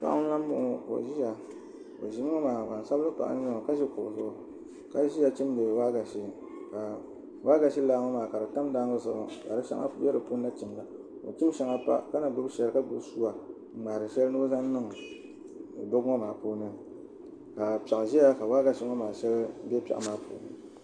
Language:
Dagbani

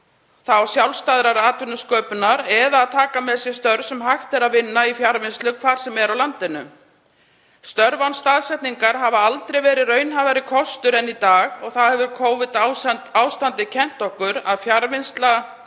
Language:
Icelandic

